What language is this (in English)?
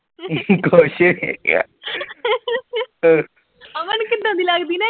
Punjabi